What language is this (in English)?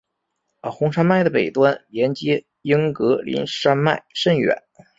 Chinese